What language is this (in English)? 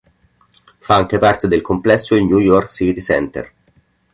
Italian